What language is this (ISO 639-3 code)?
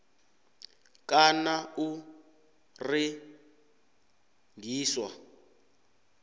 nbl